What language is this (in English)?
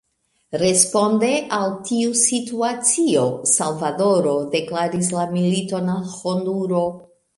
Esperanto